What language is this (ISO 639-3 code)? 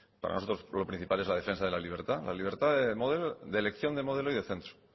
spa